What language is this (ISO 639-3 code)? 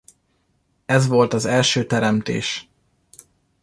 hun